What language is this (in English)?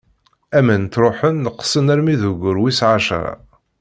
Kabyle